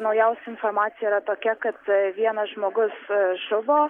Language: Lithuanian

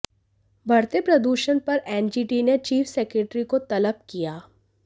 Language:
Hindi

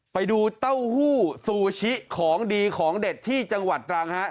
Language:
Thai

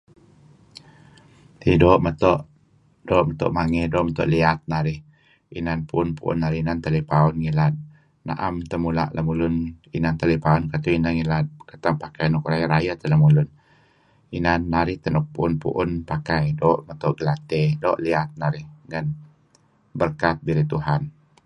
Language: Kelabit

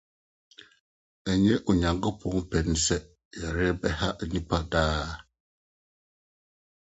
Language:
Akan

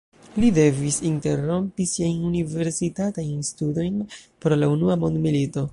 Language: Esperanto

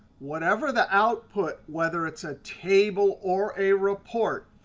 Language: English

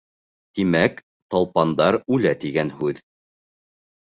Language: Bashkir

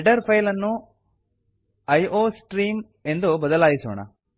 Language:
Kannada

